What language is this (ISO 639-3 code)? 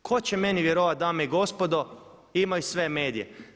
hrv